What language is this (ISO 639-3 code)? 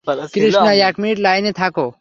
ben